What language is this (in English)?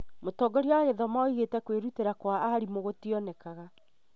Kikuyu